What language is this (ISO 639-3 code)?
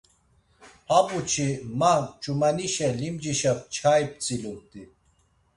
lzz